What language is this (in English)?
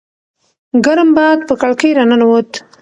Pashto